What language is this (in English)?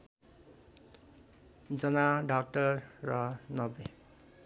Nepali